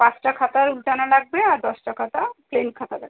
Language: Bangla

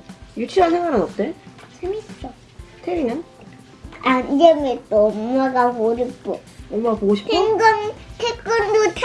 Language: Korean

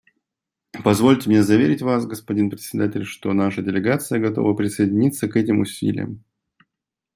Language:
Russian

